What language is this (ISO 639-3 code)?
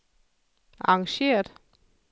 dan